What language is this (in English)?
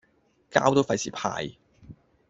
Cantonese